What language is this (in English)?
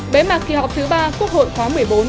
Vietnamese